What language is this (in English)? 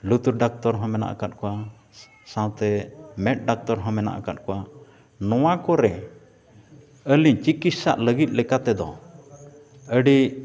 Santali